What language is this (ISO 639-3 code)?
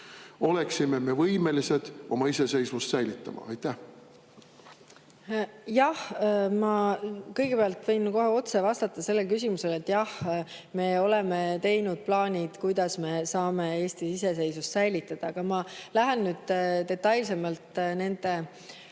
est